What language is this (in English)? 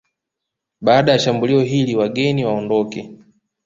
Swahili